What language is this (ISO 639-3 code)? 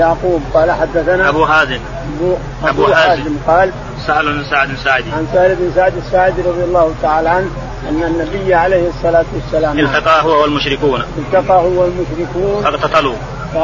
ara